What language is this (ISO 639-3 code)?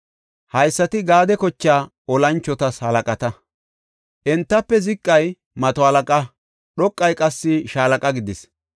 gof